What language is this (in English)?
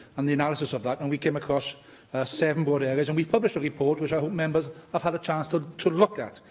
English